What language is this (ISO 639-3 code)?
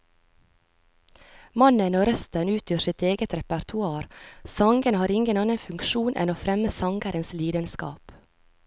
nor